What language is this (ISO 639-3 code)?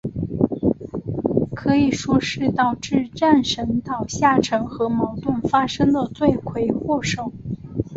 zho